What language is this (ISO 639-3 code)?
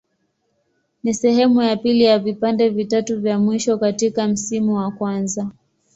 swa